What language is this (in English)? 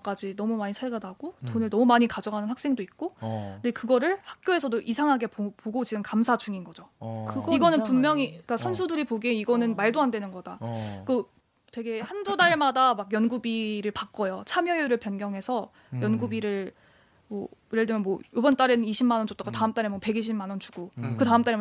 Korean